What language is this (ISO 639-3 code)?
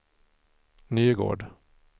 swe